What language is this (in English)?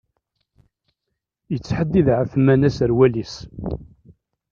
Kabyle